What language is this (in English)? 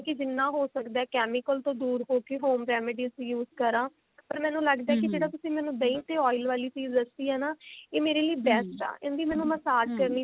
Punjabi